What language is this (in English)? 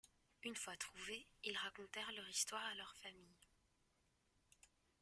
French